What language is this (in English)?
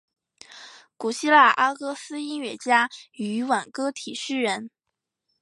Chinese